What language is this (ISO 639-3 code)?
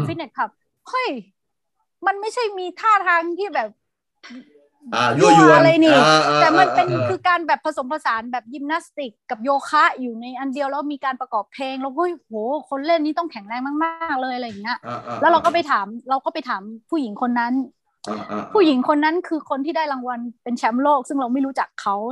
tha